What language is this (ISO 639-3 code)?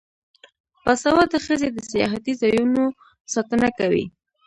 pus